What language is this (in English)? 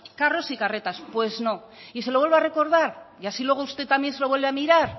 Spanish